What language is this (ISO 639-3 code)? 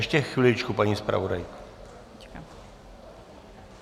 ces